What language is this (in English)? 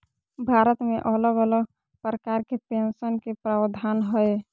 Magahi